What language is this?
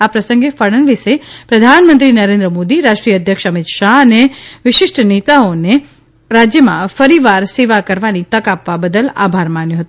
Gujarati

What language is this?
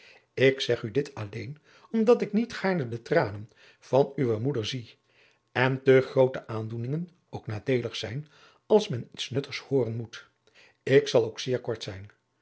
Dutch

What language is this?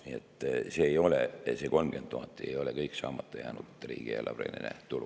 Estonian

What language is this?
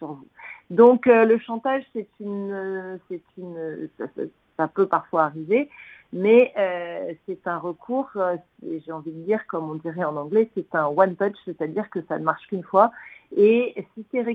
French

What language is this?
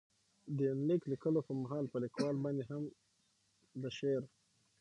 Pashto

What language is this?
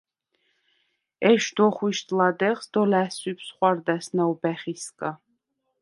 Svan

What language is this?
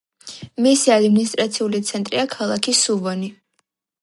Georgian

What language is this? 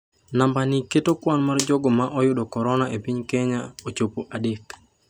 Luo (Kenya and Tanzania)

